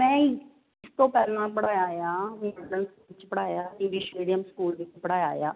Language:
Punjabi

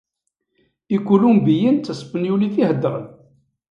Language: Kabyle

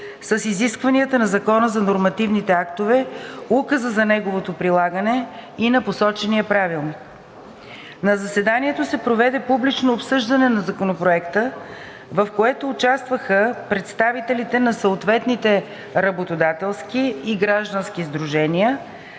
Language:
Bulgarian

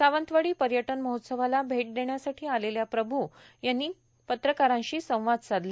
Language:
Marathi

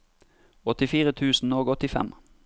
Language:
Norwegian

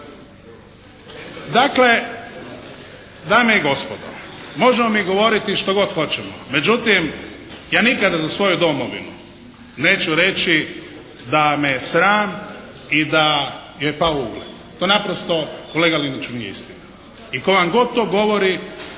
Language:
Croatian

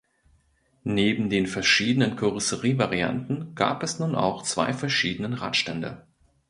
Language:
German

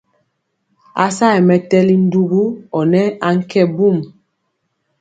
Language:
Mpiemo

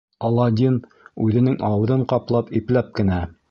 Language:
Bashkir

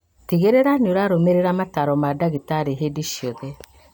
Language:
Kikuyu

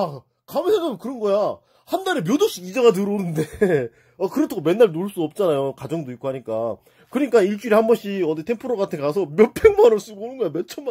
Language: Korean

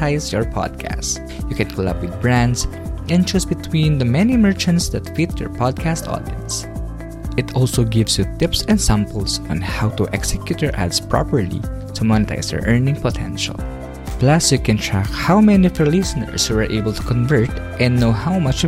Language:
Filipino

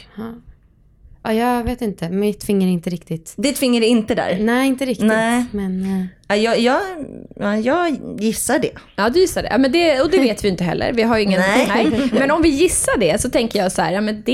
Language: Swedish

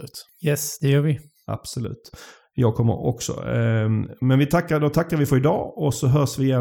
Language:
Swedish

